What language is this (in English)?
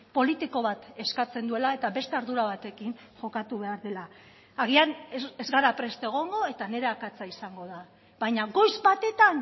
Basque